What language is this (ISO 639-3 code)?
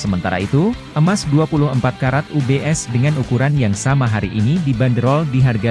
ind